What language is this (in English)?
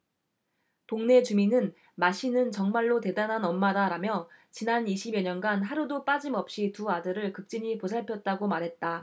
Korean